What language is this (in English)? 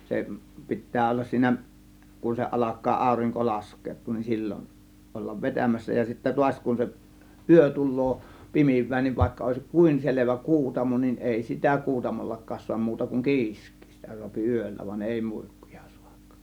Finnish